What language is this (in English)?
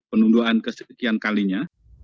Indonesian